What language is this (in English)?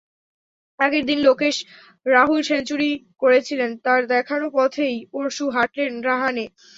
Bangla